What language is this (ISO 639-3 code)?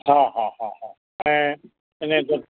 snd